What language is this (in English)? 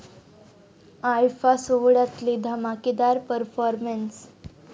Marathi